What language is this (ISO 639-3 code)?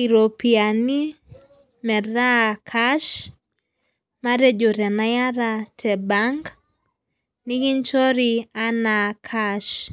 mas